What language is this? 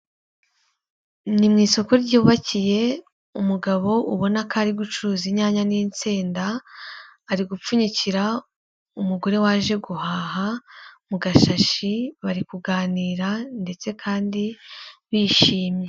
Kinyarwanda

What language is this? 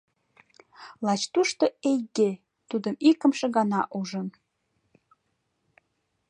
Mari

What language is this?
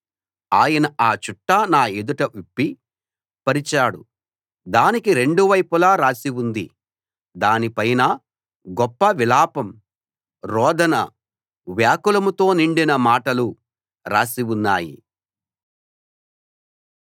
Telugu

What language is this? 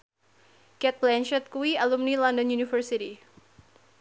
Javanese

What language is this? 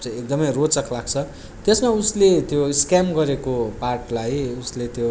Nepali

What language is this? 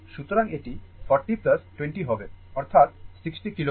Bangla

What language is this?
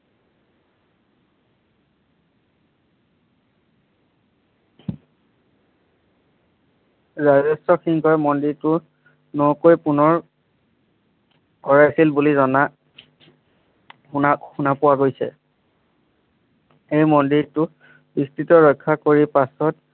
Assamese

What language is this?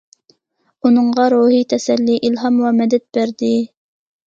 Uyghur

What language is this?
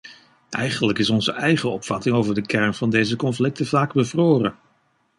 Dutch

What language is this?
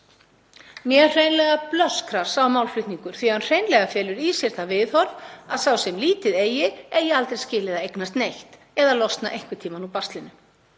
Icelandic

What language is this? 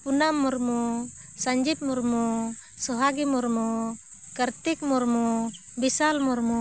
Santali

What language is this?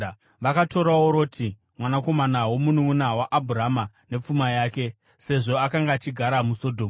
Shona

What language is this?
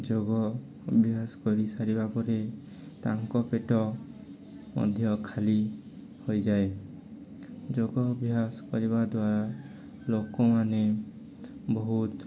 Odia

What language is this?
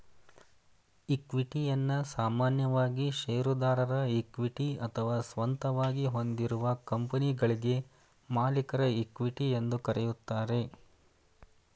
Kannada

